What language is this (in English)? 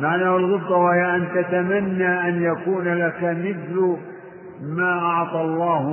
Arabic